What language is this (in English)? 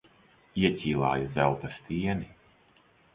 Latvian